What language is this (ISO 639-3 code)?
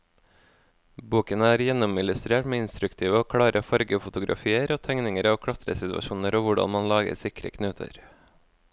nor